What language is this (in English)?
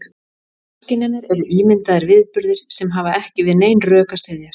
Icelandic